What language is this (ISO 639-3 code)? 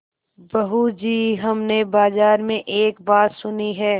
hin